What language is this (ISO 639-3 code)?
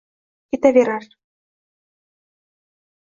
uzb